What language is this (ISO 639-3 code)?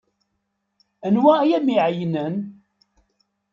kab